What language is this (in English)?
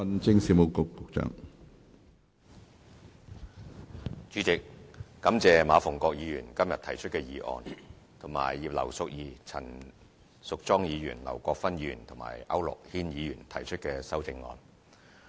Cantonese